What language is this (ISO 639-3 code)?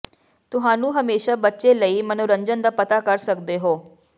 pan